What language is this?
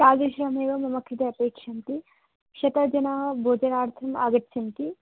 Sanskrit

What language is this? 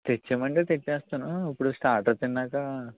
Telugu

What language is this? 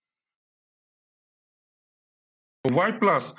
Assamese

